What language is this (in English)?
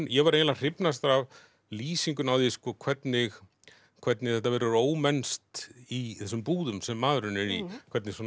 Icelandic